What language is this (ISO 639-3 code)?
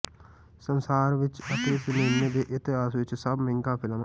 pan